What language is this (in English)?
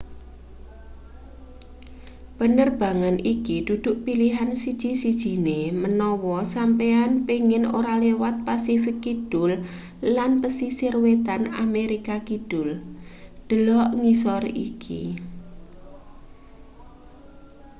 Javanese